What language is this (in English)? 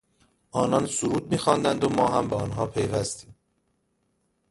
Persian